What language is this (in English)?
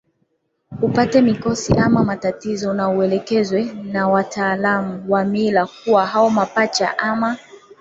Swahili